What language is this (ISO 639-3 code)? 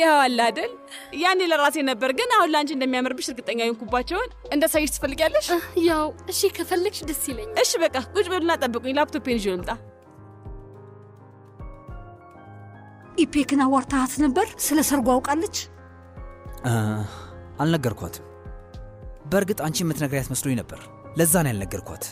ara